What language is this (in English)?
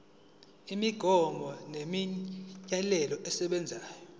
Zulu